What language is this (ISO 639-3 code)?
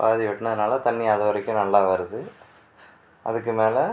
tam